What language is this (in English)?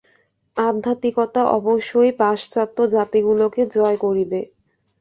Bangla